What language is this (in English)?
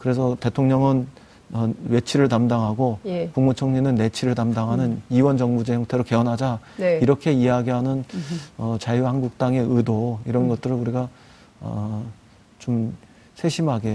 Korean